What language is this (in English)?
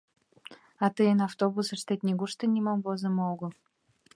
Mari